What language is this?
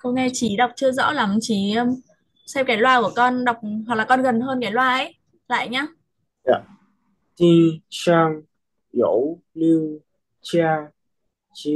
Vietnamese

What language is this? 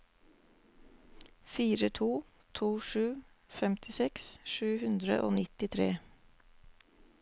Norwegian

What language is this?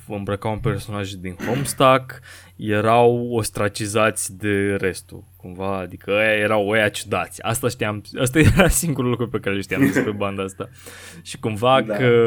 Romanian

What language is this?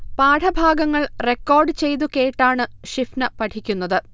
Malayalam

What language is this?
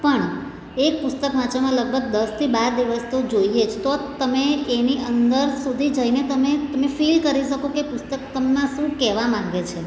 Gujarati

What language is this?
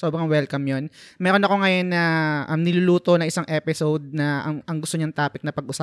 Filipino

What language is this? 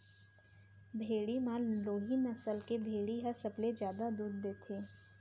Chhattisgarhi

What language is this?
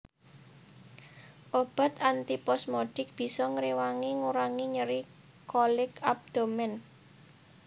Javanese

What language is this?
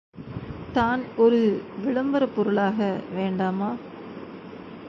Tamil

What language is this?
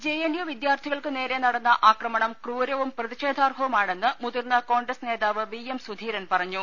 Malayalam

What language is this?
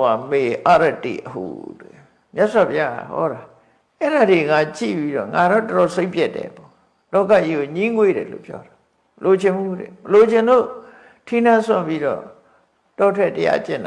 Vietnamese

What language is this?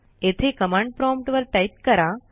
Marathi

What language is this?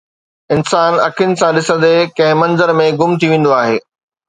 Sindhi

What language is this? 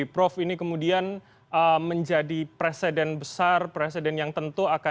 Indonesian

